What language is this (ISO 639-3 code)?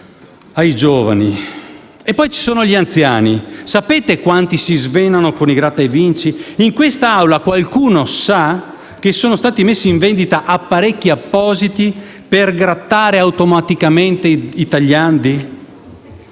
ita